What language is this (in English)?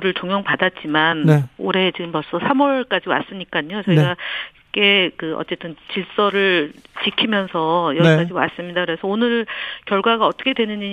Korean